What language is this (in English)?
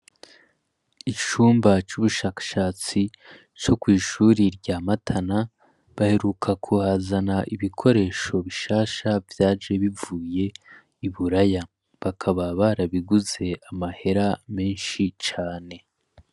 Rundi